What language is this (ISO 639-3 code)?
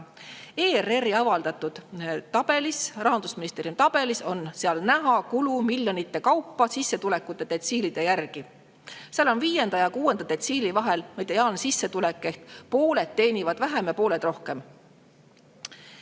est